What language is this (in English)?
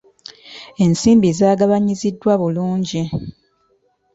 Ganda